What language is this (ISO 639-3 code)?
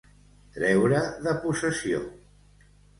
cat